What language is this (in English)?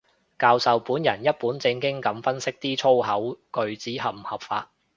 Cantonese